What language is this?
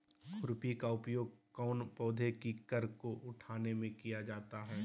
Magahi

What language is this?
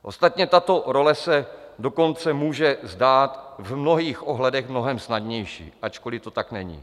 Czech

